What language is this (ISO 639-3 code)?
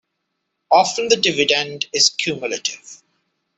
eng